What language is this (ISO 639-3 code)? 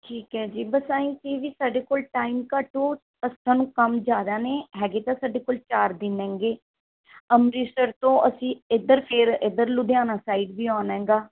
pan